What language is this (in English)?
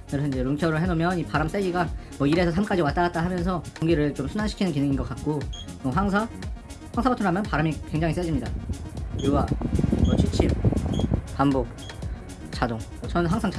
Korean